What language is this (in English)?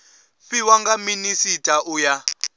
Venda